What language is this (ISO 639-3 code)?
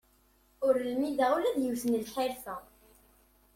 kab